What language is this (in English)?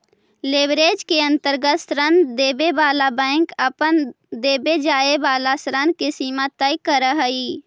Magahi